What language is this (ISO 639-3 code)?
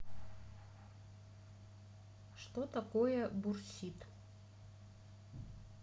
rus